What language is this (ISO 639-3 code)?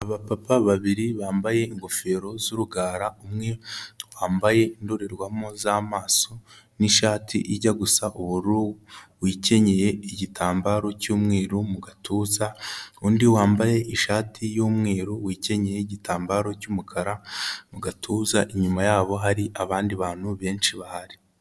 kin